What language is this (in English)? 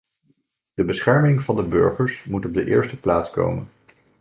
Dutch